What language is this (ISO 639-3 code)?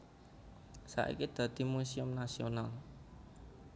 jav